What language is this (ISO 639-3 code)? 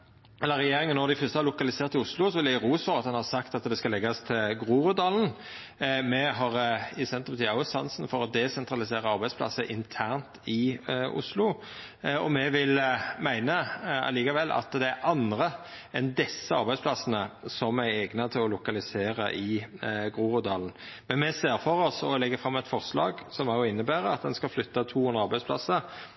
nno